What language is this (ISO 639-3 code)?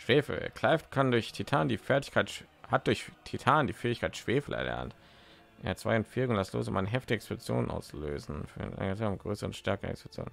deu